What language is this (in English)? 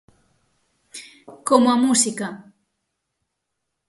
Galician